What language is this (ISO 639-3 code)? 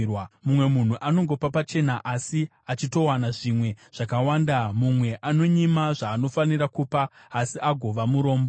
sna